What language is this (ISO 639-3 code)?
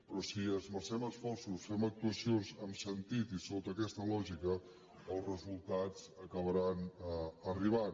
cat